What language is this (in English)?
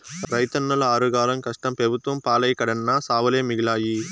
Telugu